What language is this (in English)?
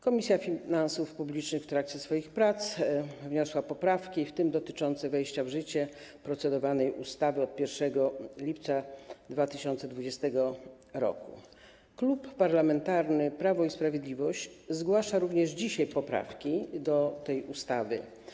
Polish